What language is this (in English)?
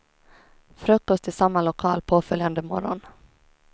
Swedish